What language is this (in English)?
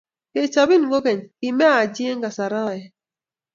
Kalenjin